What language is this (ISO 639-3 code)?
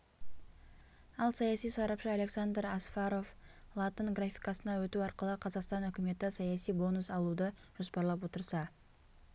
kaz